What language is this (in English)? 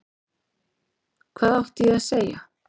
Icelandic